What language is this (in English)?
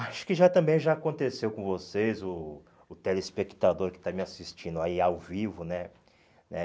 Portuguese